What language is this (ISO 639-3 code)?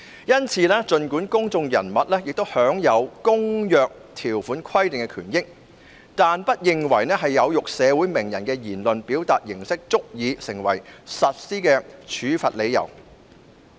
yue